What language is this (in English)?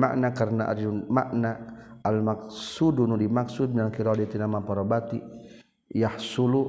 Malay